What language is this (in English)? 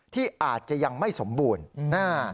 Thai